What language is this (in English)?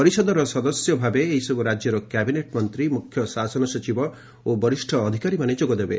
Odia